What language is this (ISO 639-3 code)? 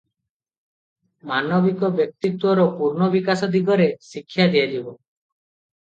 ori